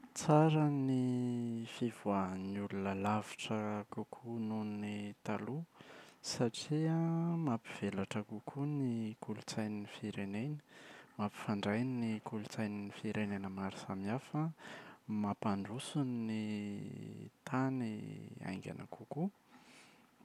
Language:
Malagasy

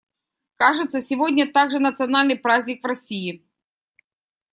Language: Russian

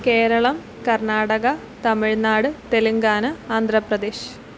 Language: Malayalam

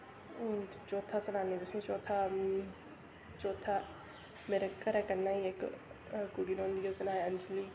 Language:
Dogri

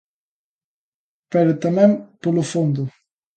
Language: Galician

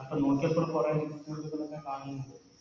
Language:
Malayalam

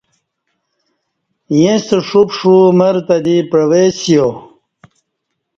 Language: Kati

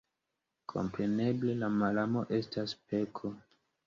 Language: Esperanto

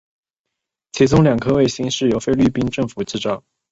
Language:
Chinese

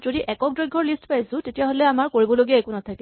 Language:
Assamese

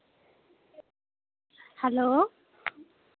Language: Dogri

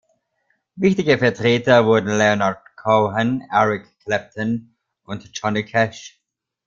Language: German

